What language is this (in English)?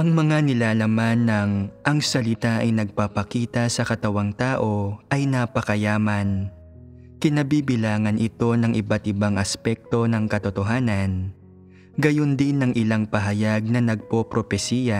Filipino